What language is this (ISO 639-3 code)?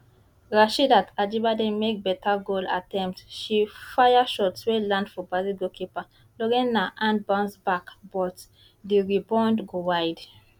pcm